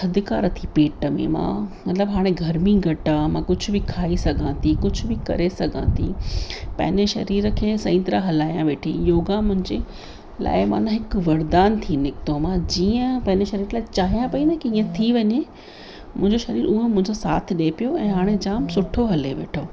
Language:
Sindhi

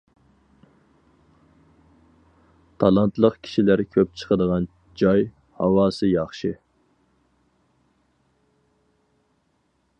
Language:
Uyghur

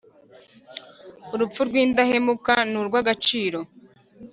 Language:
Kinyarwanda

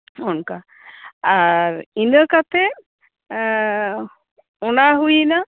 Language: Santali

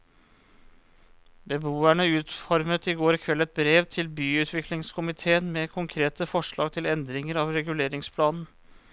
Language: Norwegian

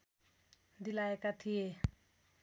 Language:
Nepali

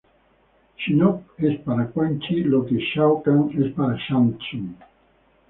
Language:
Spanish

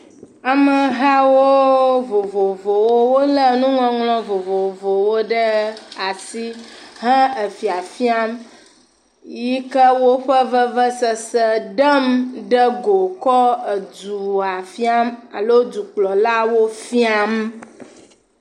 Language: Ewe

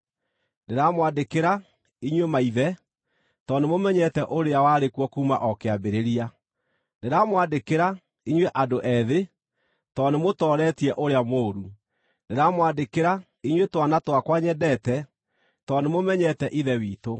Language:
Kikuyu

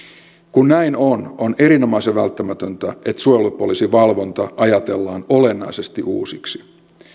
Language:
Finnish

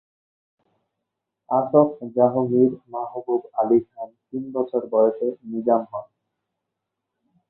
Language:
Bangla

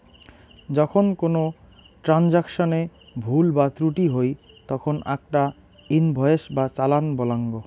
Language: Bangla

